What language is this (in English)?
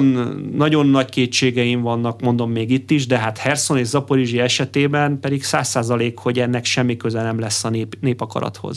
Hungarian